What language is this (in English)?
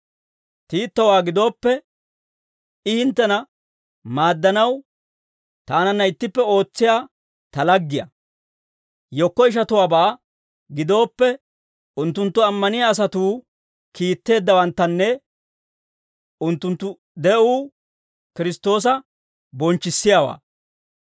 Dawro